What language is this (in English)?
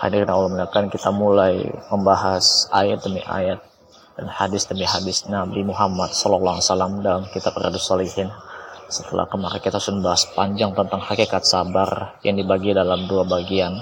Indonesian